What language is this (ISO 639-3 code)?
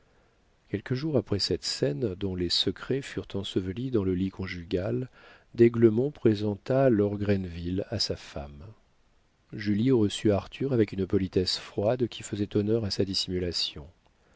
fra